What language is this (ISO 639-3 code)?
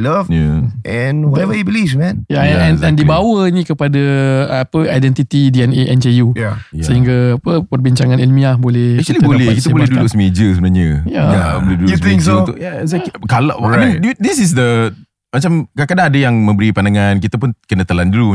msa